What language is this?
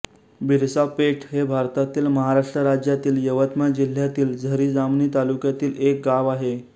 Marathi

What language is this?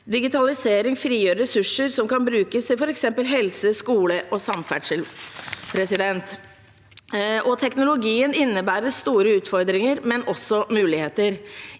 Norwegian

